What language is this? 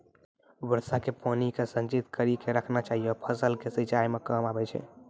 Maithili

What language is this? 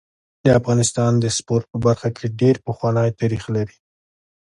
Pashto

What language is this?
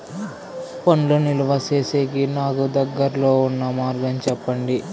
Telugu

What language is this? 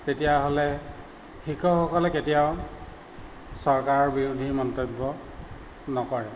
Assamese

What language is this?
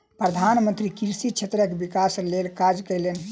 Maithili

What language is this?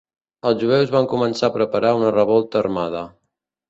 Catalan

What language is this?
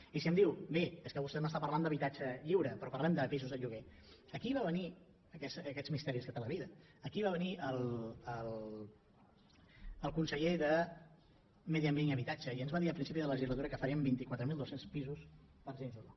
Catalan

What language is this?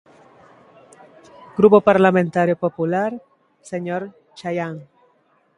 Galician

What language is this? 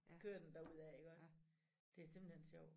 Danish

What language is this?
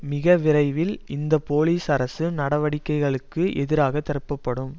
Tamil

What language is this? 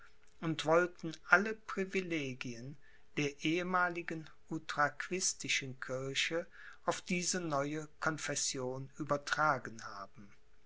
German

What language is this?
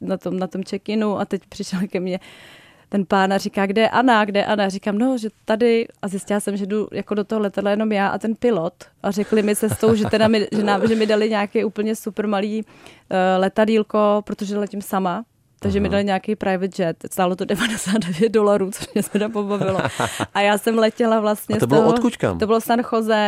Czech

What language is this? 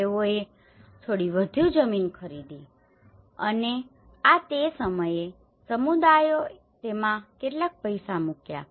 Gujarati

